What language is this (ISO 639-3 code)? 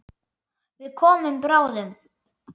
isl